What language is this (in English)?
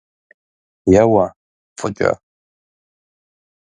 Kabardian